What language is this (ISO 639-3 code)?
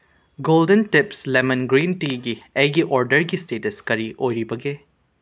mni